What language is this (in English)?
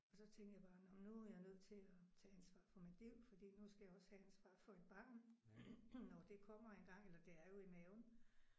Danish